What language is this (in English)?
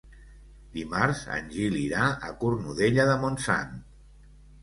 Catalan